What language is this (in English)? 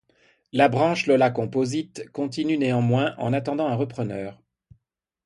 French